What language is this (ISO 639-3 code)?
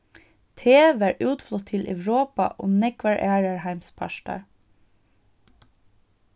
fao